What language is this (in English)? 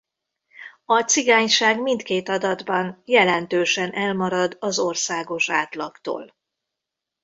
Hungarian